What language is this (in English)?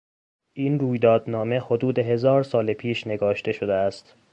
Persian